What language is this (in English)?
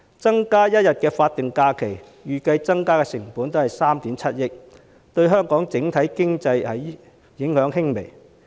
Cantonese